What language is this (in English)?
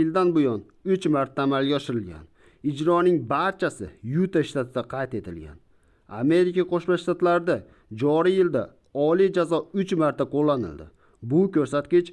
Uzbek